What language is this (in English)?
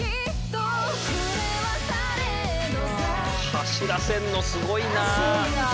Japanese